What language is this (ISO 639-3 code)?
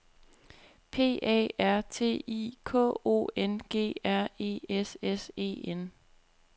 dan